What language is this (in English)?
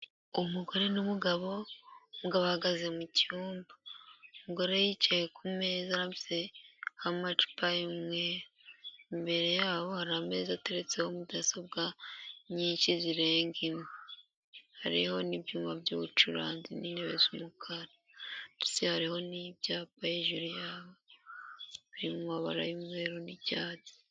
Kinyarwanda